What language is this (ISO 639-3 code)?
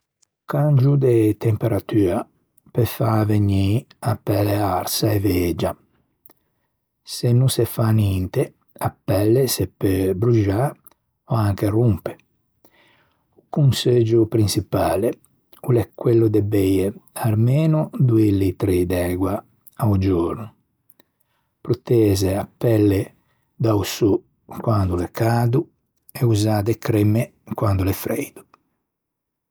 lij